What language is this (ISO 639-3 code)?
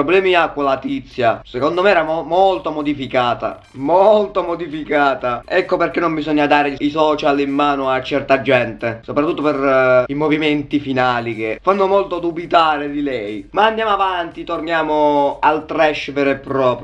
ita